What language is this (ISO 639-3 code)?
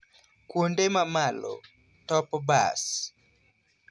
luo